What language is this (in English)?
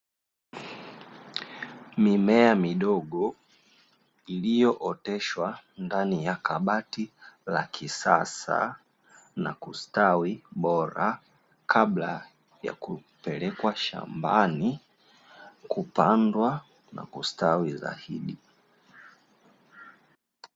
Swahili